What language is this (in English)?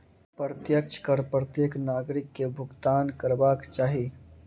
Maithili